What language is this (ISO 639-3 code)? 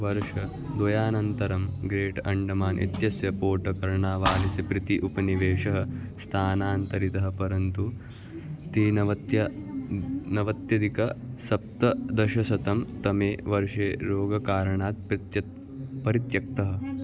san